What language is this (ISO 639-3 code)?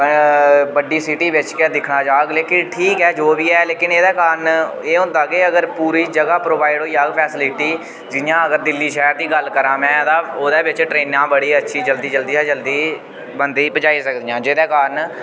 doi